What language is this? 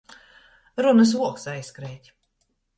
Latgalian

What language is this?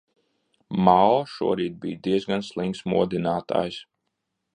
Latvian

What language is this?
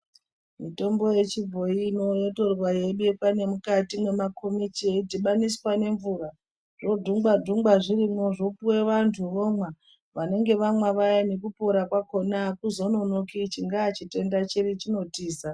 Ndau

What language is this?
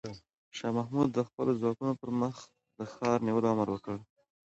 Pashto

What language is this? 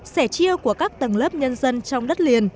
Vietnamese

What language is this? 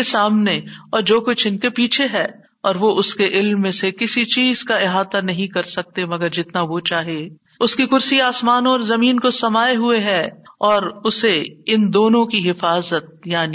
Urdu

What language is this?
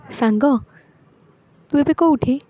Odia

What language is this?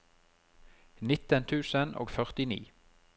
Norwegian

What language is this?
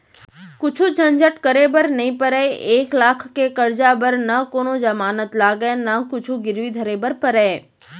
Chhattisgarhi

